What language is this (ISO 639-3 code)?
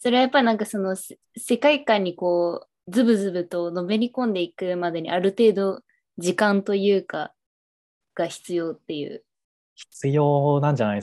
jpn